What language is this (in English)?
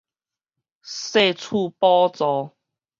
Min Nan Chinese